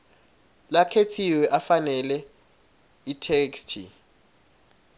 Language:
Swati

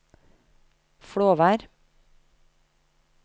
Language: Norwegian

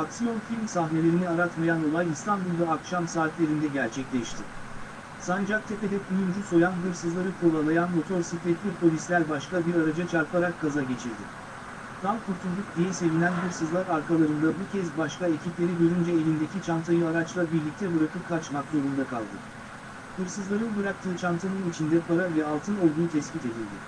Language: Turkish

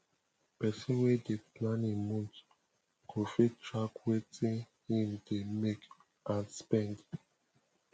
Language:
Nigerian Pidgin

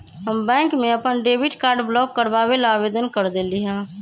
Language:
Magahi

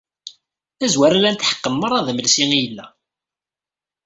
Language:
Kabyle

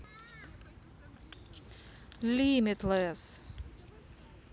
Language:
Russian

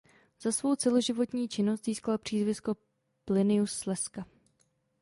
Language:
Czech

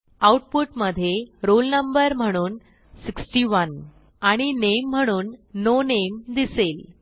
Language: Marathi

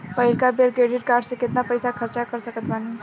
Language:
Bhojpuri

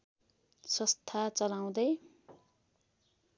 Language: Nepali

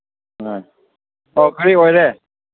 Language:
Manipuri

